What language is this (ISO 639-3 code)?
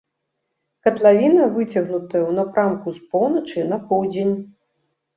bel